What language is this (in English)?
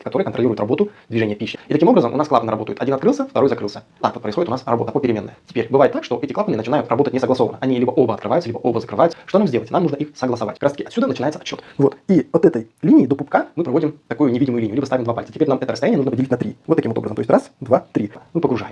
Russian